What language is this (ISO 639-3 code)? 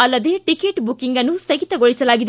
kan